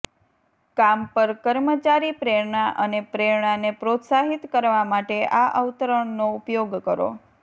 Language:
Gujarati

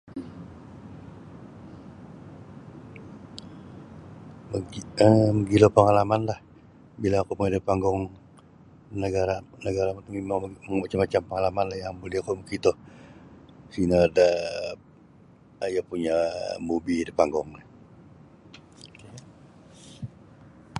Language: Sabah Bisaya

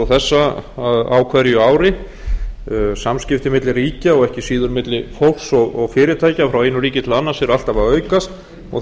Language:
Icelandic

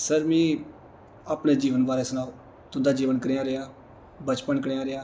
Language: Dogri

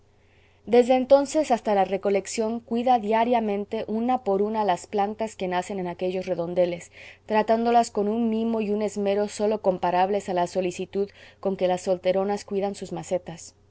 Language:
Spanish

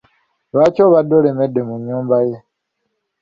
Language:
Ganda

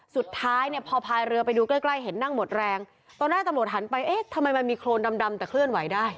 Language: Thai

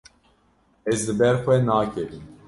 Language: Kurdish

